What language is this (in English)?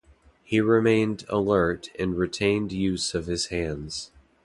English